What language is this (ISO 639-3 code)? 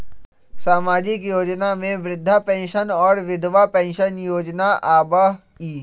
mag